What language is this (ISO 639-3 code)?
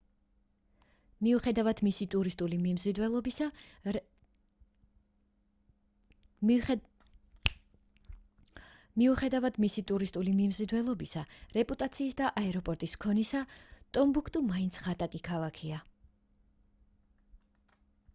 kat